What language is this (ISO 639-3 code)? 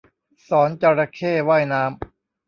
tha